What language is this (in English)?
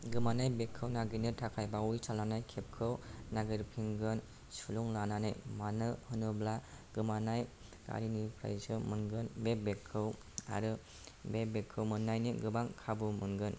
Bodo